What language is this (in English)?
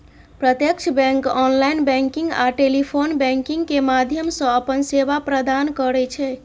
Maithili